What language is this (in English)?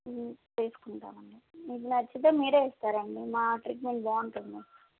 Telugu